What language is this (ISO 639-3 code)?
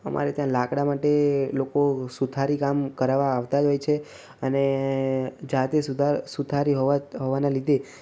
guj